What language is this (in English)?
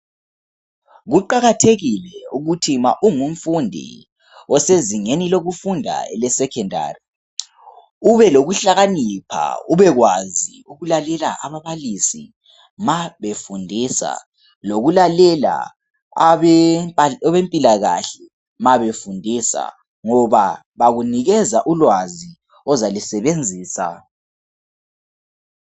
North Ndebele